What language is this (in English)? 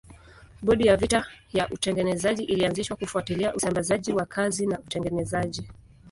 Swahili